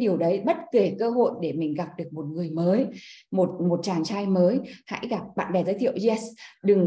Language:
Vietnamese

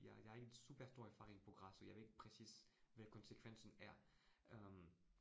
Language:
Danish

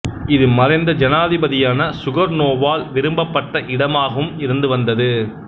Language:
Tamil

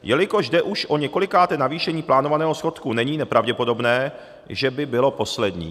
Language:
Czech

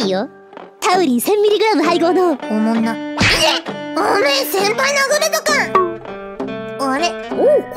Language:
Japanese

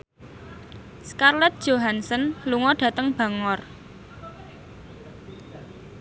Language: Javanese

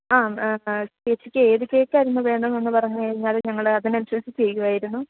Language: Malayalam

